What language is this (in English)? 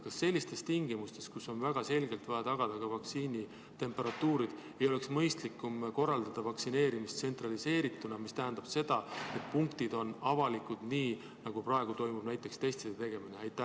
Estonian